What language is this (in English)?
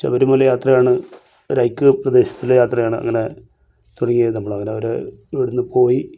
Malayalam